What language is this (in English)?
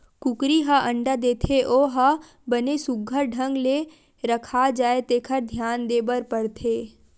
Chhattisgarhi